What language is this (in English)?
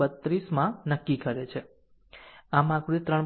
Gujarati